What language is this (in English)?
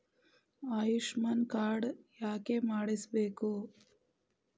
Kannada